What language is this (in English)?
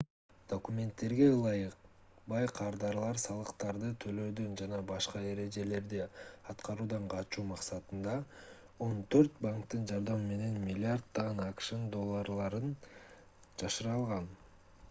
Kyrgyz